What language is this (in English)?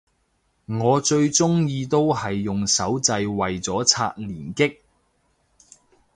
Cantonese